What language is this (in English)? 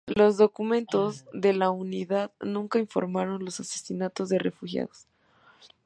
Spanish